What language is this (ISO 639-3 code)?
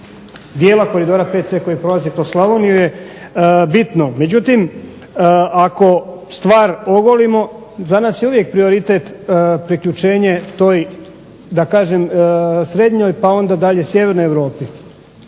hrv